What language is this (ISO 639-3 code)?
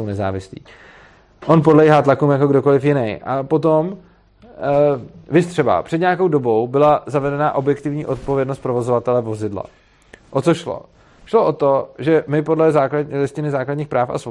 ces